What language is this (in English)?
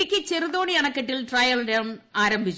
Malayalam